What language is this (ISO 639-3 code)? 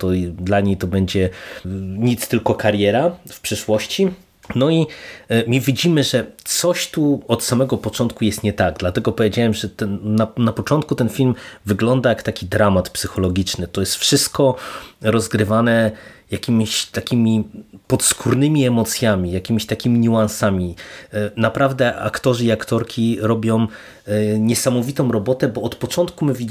pol